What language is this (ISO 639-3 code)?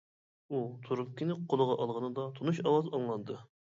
uig